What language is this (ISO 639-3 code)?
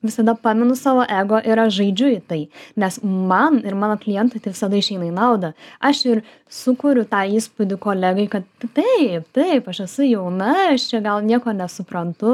lit